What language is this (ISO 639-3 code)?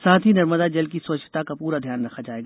hin